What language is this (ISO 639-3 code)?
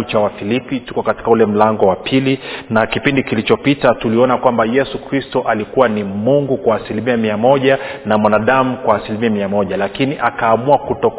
swa